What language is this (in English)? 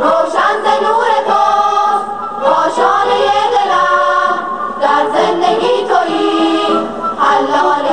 Persian